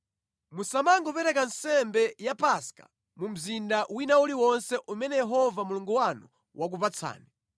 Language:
Nyanja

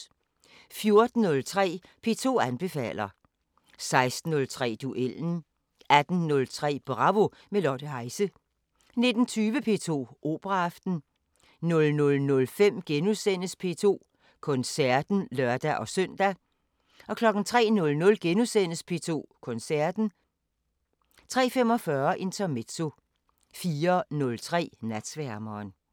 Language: Danish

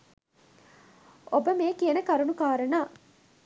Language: Sinhala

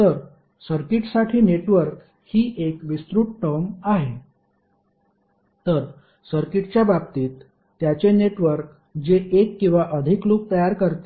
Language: Marathi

